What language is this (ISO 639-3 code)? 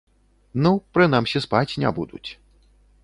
bel